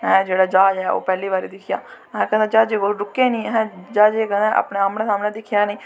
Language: Dogri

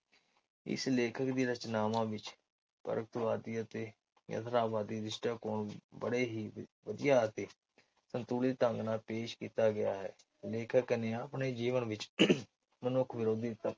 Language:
Punjabi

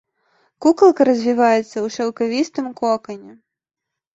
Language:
Belarusian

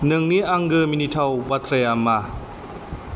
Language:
Bodo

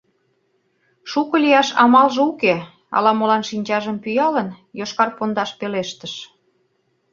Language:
Mari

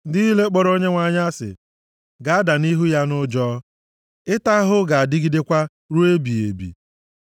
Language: Igbo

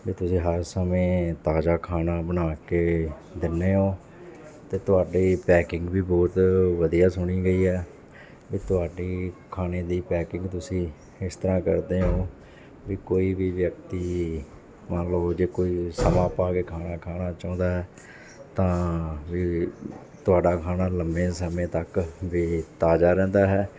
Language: Punjabi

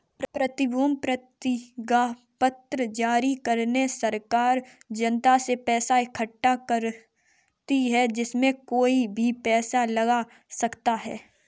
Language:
Hindi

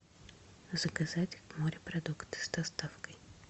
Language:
Russian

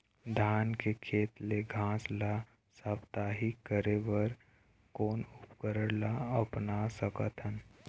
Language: Chhattisgarhi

